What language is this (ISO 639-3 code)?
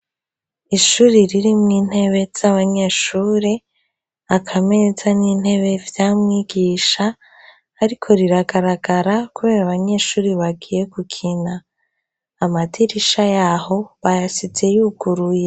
run